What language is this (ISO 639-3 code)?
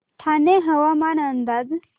mar